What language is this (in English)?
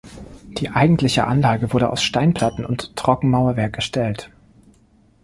German